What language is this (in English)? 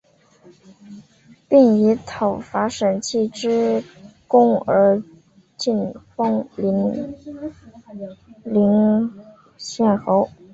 Chinese